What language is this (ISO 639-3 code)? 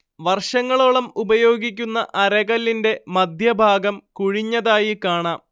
mal